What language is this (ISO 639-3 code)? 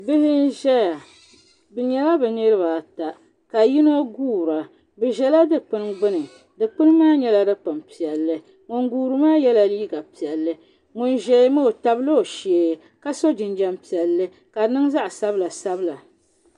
dag